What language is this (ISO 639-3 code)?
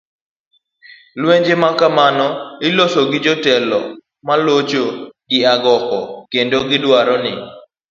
luo